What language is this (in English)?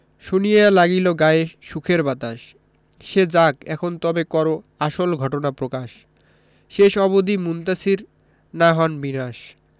Bangla